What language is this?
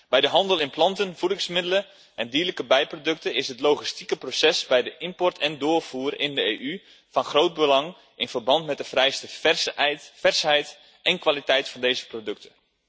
Dutch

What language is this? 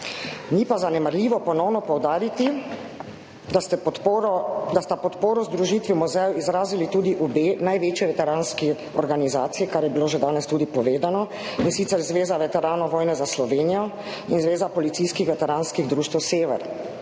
Slovenian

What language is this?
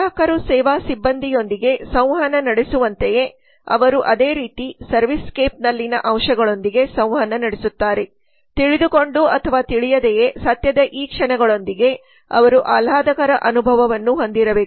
Kannada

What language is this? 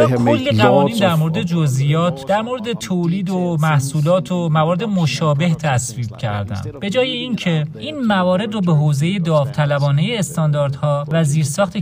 Persian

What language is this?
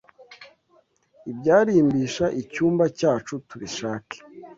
Kinyarwanda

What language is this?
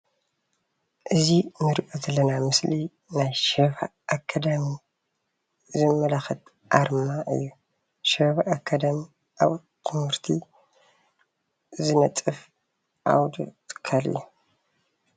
Tigrinya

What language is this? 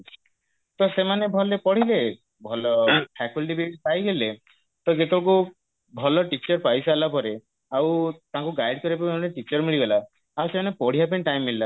Odia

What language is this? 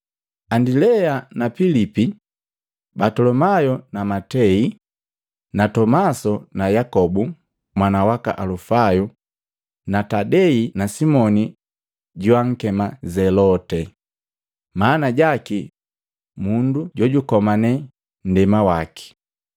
Matengo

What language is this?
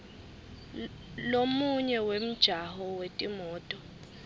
Swati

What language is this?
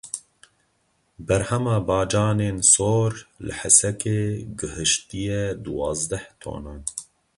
Kurdish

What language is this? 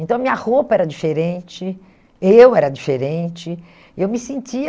Portuguese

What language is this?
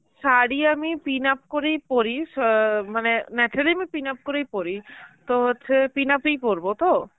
Bangla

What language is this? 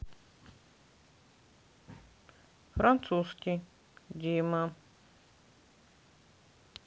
Russian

